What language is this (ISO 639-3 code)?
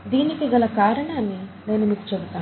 tel